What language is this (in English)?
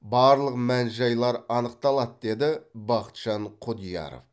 Kazakh